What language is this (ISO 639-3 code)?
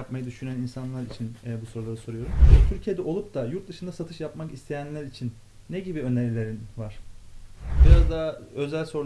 tur